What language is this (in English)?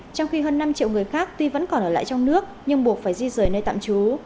Vietnamese